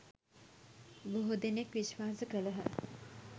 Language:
Sinhala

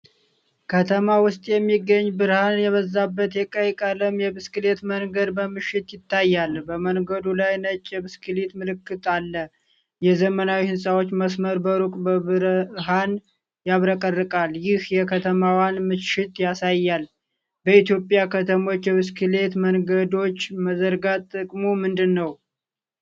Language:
Amharic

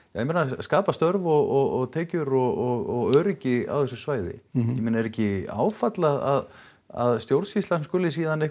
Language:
Icelandic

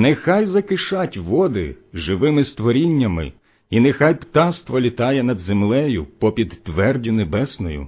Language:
Ukrainian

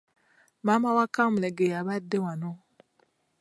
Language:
Ganda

